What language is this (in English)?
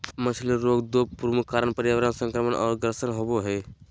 Magahi